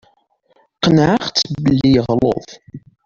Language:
Kabyle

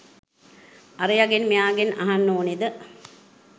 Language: Sinhala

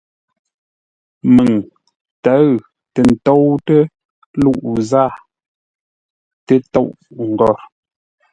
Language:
Ngombale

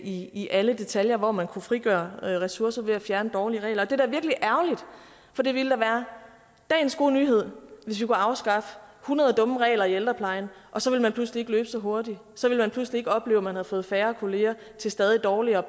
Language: Danish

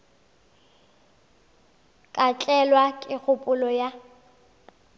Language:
Northern Sotho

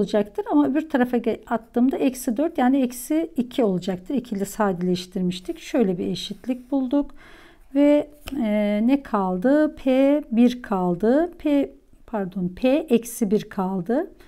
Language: Turkish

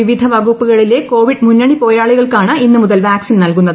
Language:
Malayalam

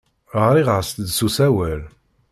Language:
Kabyle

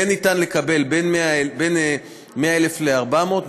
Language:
Hebrew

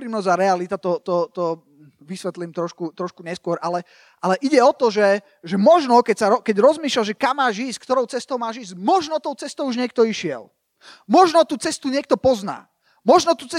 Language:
Slovak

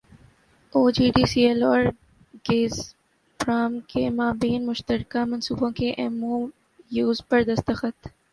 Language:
Urdu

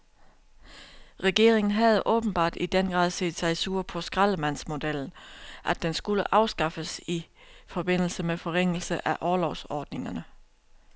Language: Danish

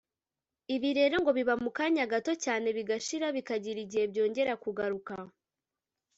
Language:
Kinyarwanda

